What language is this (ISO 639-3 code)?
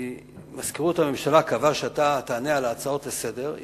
heb